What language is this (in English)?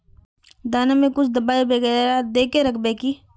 Magahi